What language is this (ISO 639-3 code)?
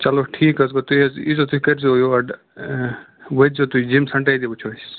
kas